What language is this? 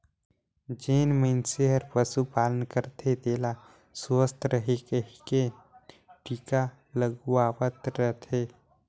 Chhattisgarhi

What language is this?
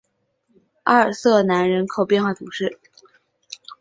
Chinese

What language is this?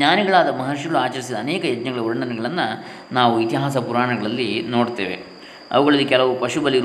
Kannada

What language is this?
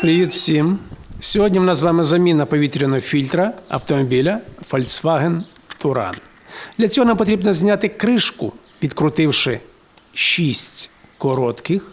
Ukrainian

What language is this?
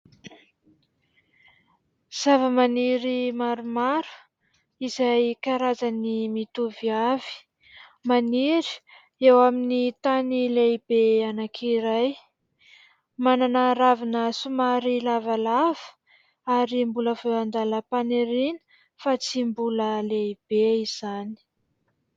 Malagasy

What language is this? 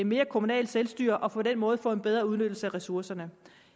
Danish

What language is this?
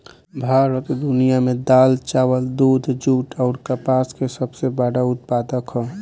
Bhojpuri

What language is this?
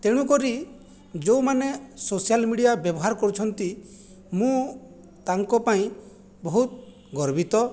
Odia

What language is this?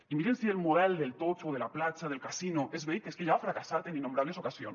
Catalan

